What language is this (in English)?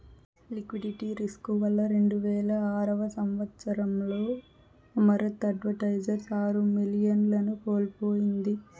Telugu